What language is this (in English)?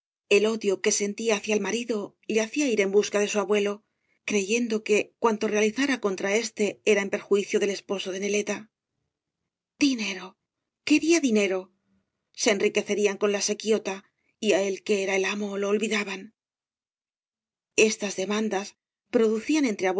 Spanish